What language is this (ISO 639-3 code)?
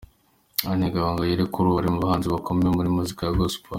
kin